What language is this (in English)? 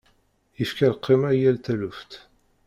Kabyle